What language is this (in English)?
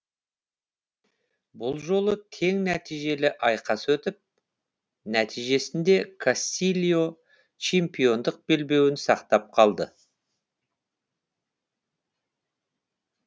Kazakh